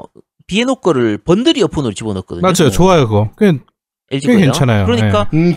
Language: Korean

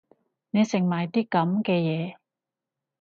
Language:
Cantonese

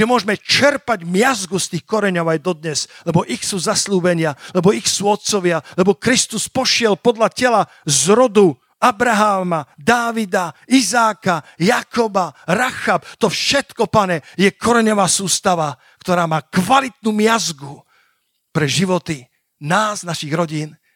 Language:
Slovak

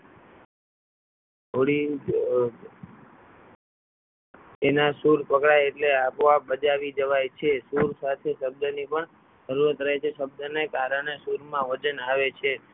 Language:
Gujarati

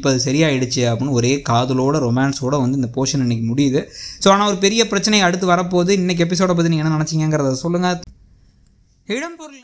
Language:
Korean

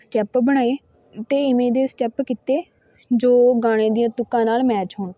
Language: Punjabi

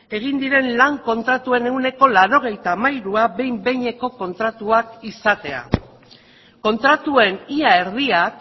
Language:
Basque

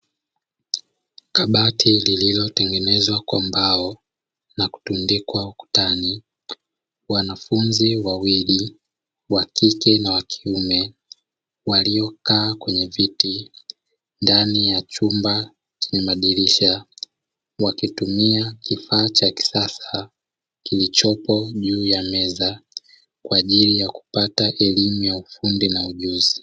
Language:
Swahili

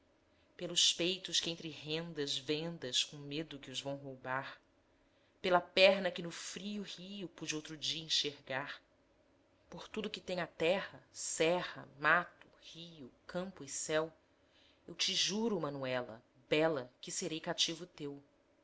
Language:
Portuguese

